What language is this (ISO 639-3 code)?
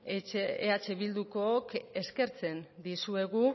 eus